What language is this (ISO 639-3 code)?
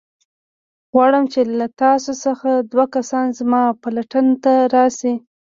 pus